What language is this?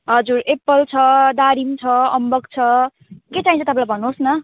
Nepali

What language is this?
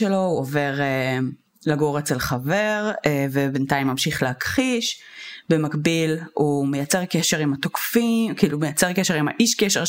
Hebrew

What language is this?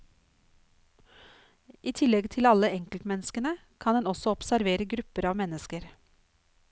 Norwegian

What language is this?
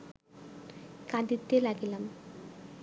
Bangla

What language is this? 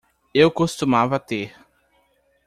Portuguese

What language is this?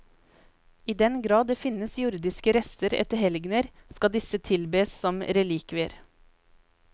Norwegian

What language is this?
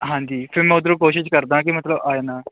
Punjabi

